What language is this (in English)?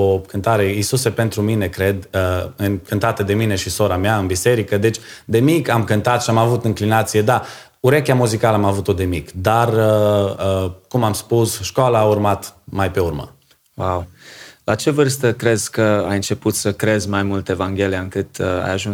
Romanian